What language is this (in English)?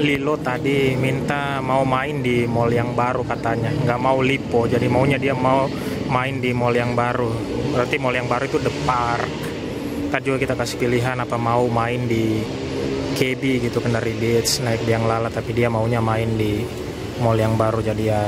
Indonesian